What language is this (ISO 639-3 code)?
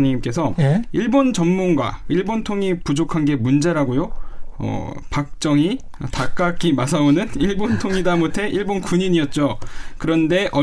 kor